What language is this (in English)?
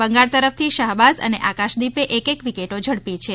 Gujarati